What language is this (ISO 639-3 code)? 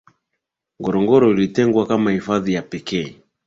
swa